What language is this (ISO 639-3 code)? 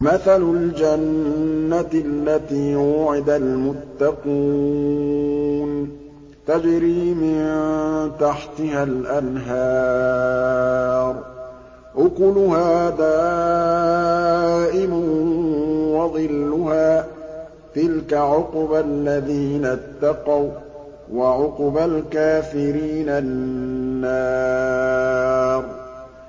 ara